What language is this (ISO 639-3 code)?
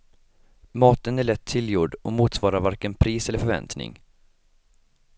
swe